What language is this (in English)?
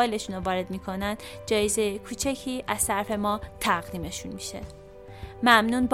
Persian